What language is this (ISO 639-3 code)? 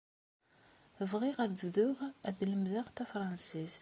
kab